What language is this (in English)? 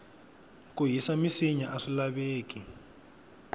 Tsonga